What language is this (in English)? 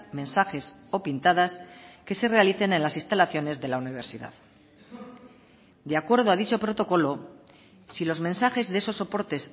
Spanish